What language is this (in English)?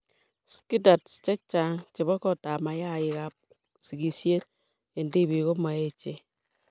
Kalenjin